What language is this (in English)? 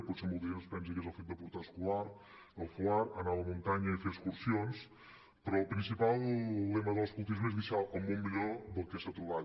Catalan